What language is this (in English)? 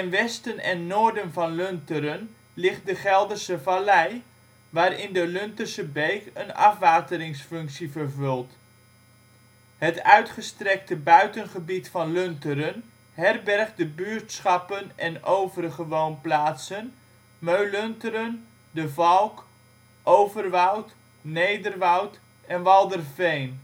Dutch